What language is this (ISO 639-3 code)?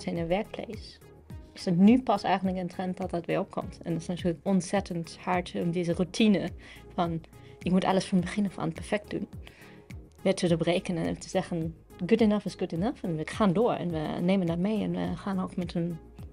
nld